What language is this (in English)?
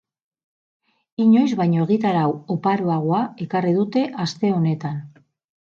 Basque